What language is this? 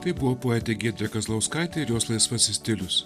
Lithuanian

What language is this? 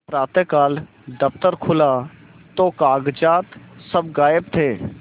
Hindi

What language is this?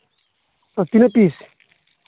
Santali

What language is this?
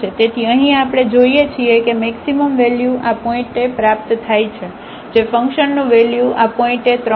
Gujarati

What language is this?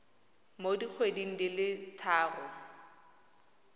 Tswana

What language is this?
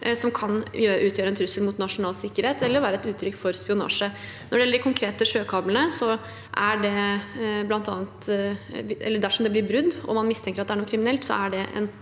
Norwegian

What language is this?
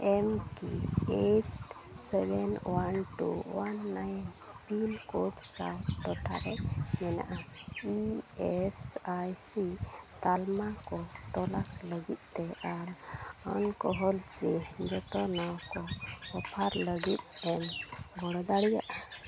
Santali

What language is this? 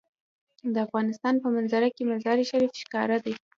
Pashto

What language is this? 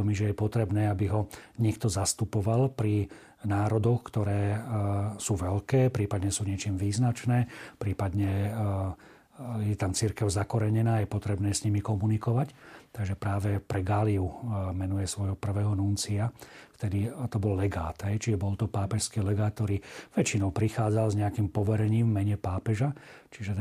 Slovak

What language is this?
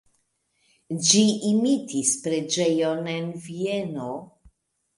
Esperanto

